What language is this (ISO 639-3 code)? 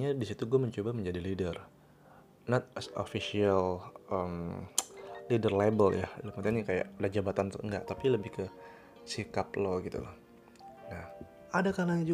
ind